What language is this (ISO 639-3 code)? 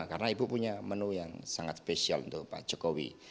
ind